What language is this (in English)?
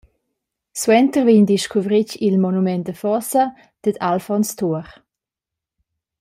Romansh